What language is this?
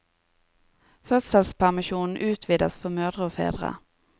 Norwegian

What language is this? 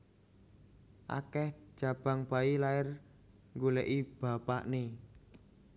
Javanese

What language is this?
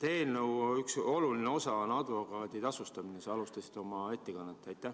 Estonian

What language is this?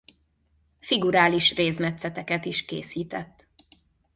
Hungarian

